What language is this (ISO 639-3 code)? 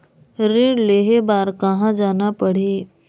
hne